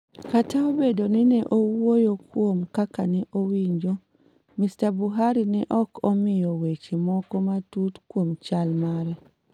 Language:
Luo (Kenya and Tanzania)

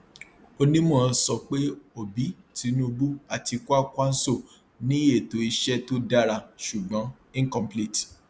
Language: Yoruba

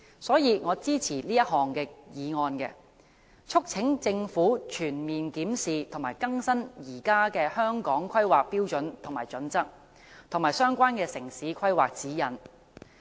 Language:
Cantonese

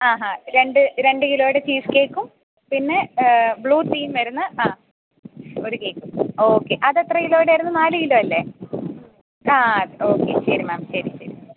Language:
Malayalam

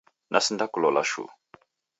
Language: Taita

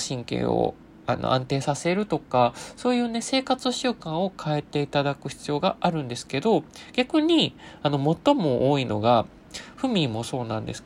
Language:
Japanese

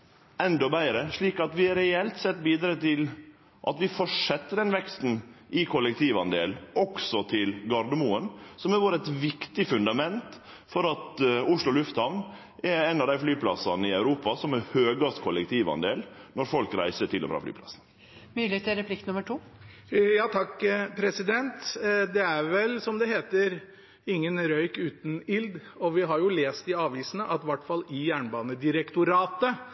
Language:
Norwegian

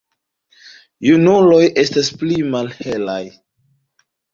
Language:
Esperanto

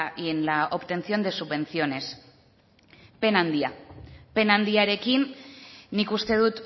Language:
Basque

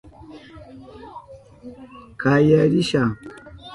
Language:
Southern Pastaza Quechua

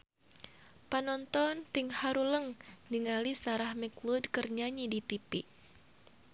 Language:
Sundanese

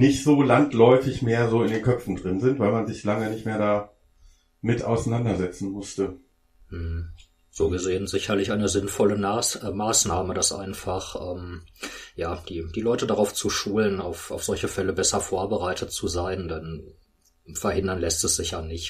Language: German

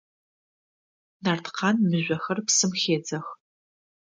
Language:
Adyghe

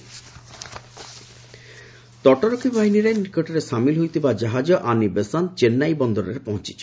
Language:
Odia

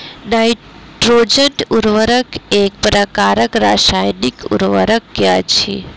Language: Maithili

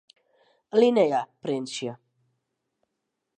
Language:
Western Frisian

